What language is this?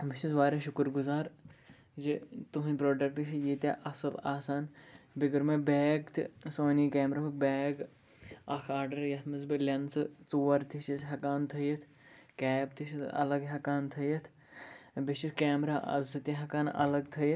Kashmiri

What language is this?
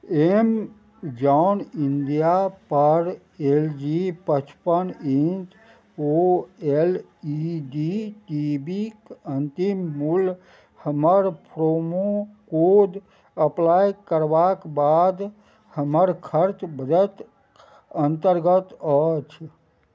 Maithili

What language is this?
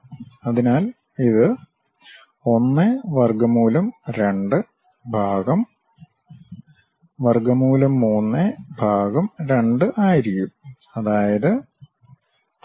Malayalam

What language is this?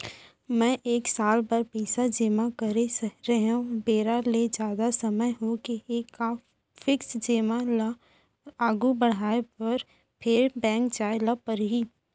Chhattisgarhi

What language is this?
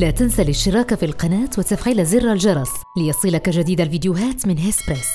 Arabic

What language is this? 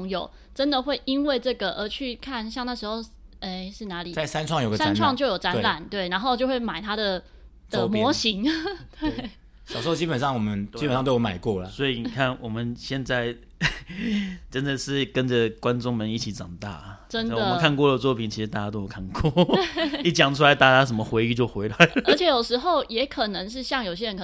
Chinese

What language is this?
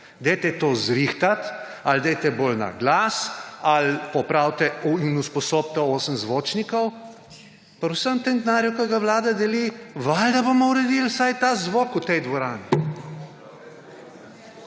Slovenian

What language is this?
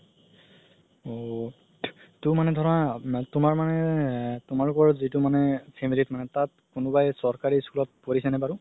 Assamese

